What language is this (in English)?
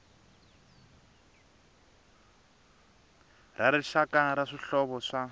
Tsonga